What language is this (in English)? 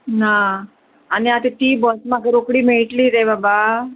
Konkani